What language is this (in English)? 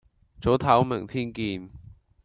Cantonese